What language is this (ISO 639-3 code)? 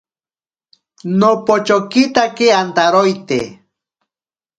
prq